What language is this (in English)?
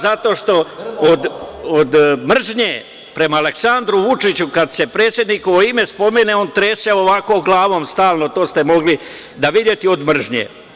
Serbian